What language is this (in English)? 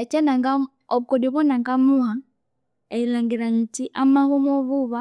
Konzo